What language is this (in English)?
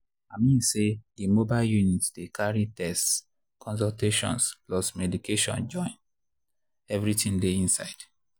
Nigerian Pidgin